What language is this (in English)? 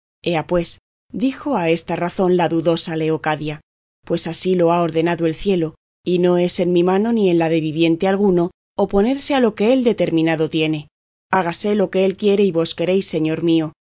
Spanish